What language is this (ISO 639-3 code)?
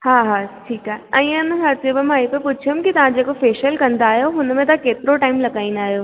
snd